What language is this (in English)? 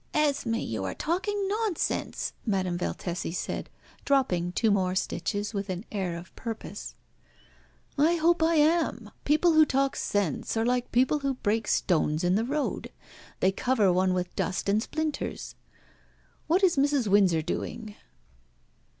English